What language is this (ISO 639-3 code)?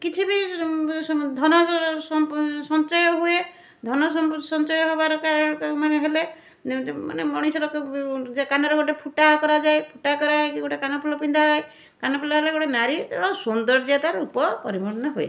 ori